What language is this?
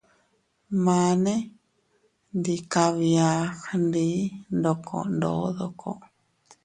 Teutila Cuicatec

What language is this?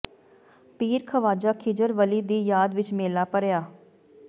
Punjabi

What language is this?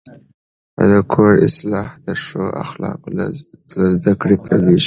Pashto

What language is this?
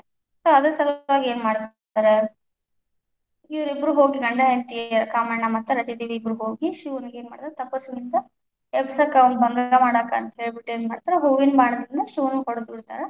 Kannada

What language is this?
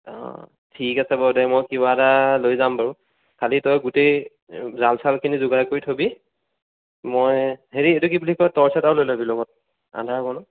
Assamese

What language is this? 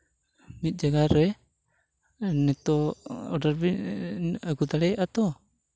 Santali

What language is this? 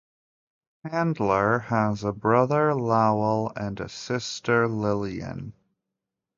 English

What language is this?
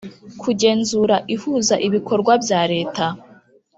Kinyarwanda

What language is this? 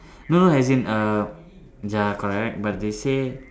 English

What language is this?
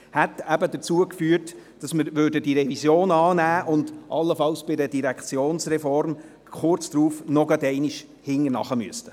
Swiss German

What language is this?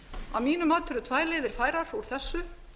Icelandic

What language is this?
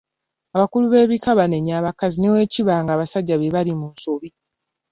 Ganda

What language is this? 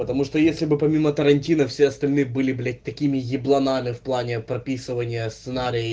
Russian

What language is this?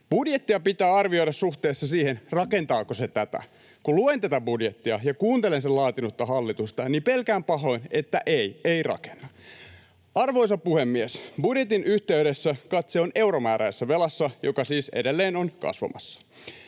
Finnish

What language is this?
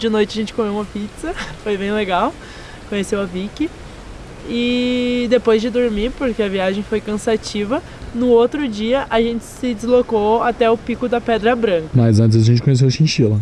Portuguese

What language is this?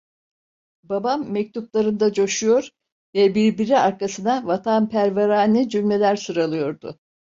Turkish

